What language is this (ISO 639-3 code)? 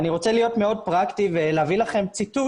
heb